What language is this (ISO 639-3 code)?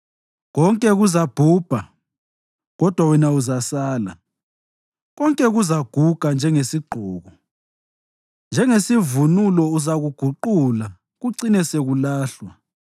nde